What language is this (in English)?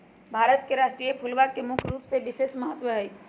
Magahi